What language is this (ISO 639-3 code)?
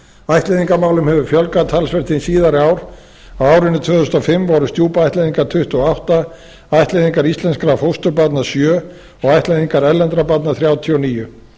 isl